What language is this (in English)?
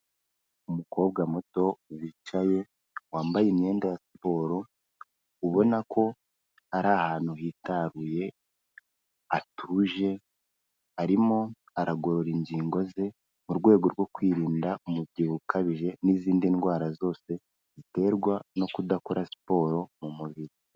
Kinyarwanda